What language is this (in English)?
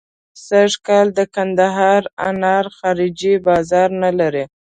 Pashto